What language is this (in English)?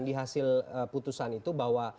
Indonesian